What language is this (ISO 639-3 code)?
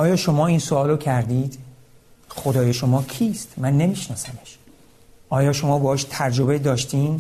fas